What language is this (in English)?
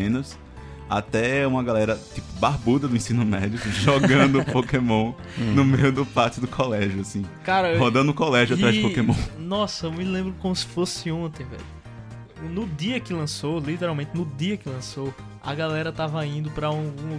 Portuguese